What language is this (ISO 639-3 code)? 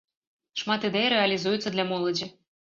bel